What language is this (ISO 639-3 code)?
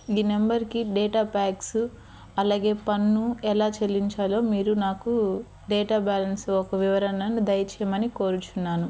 tel